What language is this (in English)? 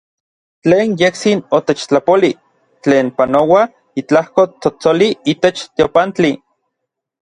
Orizaba Nahuatl